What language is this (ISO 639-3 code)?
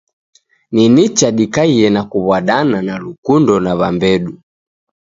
dav